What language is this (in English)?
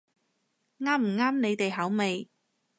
Cantonese